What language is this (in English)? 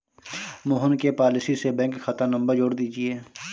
Hindi